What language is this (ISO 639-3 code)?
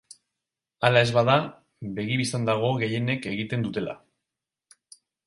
eus